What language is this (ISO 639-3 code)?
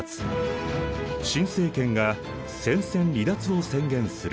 jpn